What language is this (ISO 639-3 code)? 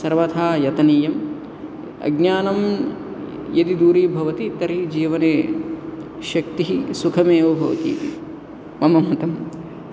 san